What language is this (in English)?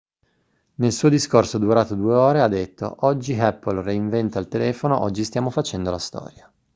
Italian